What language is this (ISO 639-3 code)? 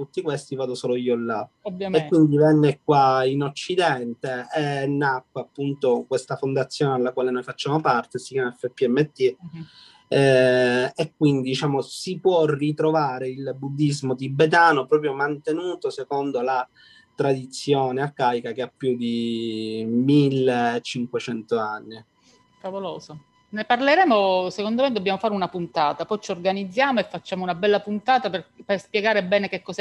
ita